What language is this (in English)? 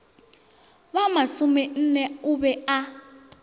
Northern Sotho